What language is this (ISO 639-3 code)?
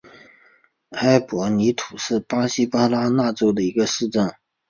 zho